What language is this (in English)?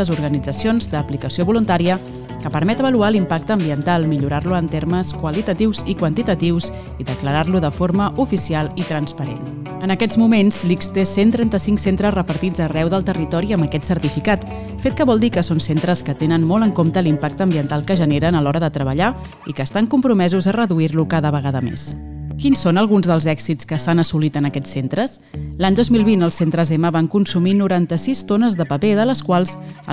Vietnamese